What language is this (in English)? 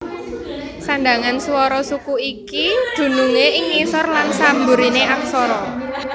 Javanese